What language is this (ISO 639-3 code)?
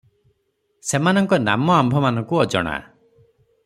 ori